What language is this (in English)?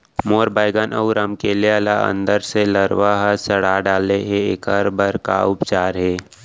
Chhattisgarhi